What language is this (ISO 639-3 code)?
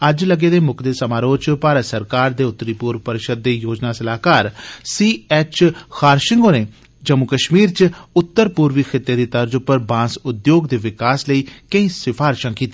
doi